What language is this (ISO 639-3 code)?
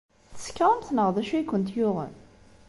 kab